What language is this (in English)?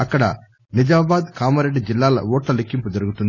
Telugu